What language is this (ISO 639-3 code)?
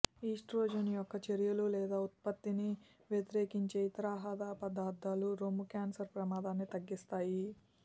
tel